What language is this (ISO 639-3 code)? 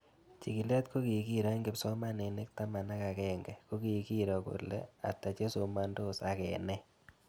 kln